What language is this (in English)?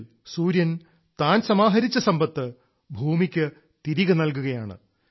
Malayalam